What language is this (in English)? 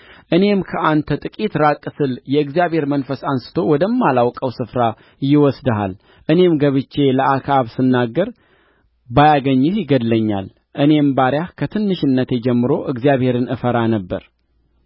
Amharic